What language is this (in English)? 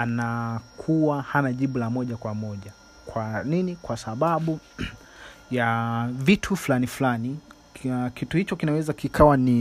Swahili